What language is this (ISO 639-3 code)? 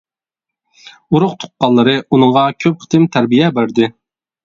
uig